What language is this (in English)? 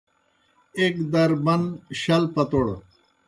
Kohistani Shina